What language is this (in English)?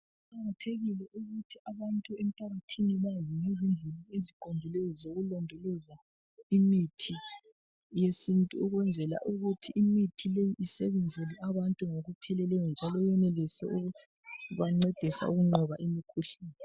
North Ndebele